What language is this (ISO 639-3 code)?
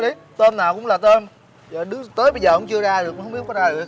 vie